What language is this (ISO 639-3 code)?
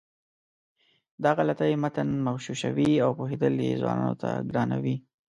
pus